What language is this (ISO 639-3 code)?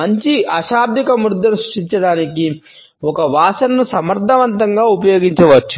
tel